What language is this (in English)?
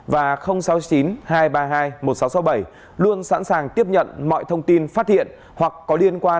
Vietnamese